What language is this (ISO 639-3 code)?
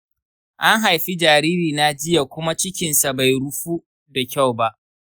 hau